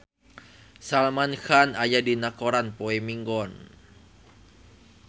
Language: Sundanese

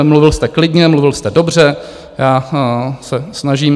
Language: Czech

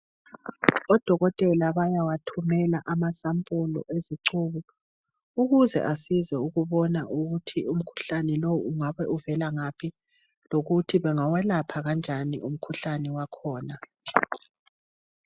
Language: North Ndebele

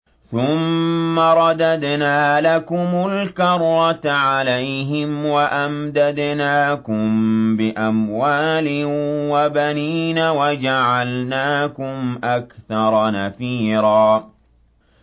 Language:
Arabic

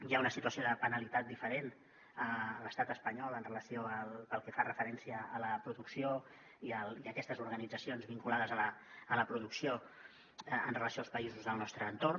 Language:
Catalan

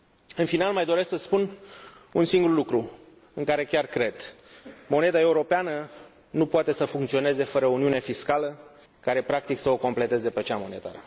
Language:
Romanian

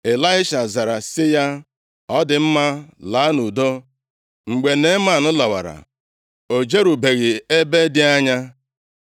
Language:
Igbo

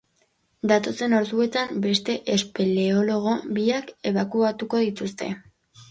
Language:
Basque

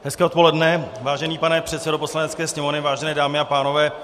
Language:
Czech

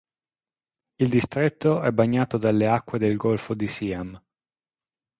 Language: Italian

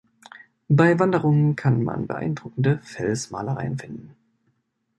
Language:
German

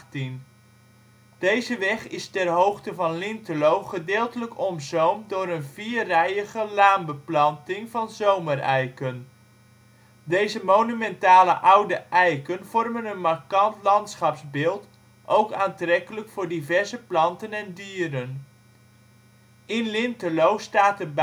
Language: Dutch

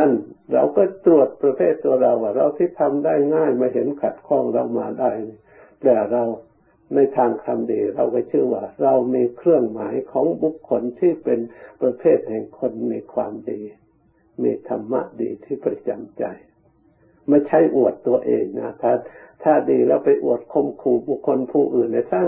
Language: Thai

